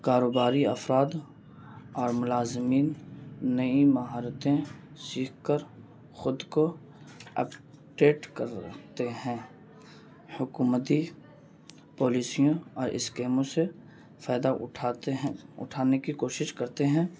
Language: Urdu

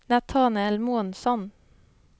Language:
Swedish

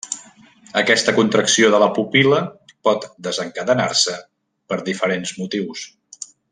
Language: Catalan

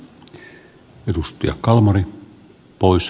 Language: Finnish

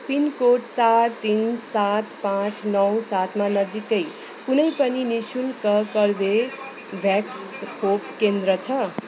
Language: Nepali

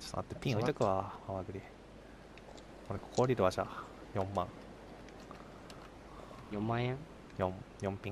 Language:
Japanese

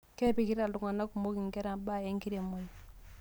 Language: Masai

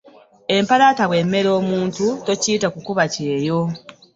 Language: Ganda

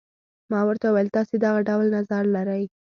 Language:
Pashto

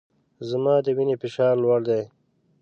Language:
Pashto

